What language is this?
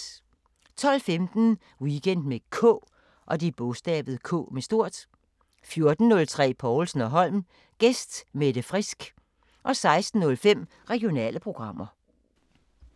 Danish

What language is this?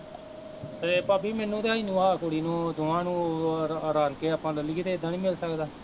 Punjabi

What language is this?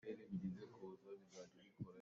Hakha Chin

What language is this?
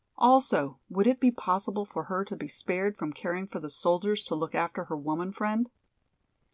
English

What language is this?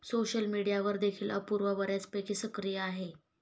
Marathi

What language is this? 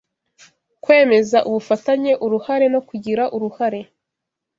Kinyarwanda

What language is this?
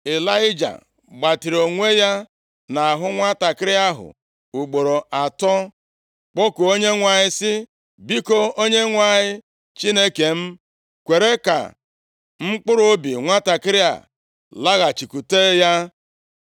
Igbo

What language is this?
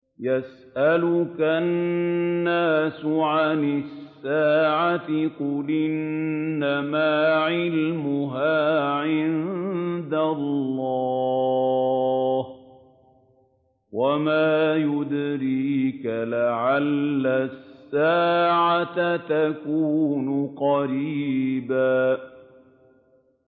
Arabic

